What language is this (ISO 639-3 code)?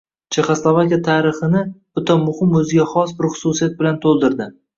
uzb